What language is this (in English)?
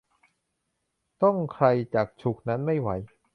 Thai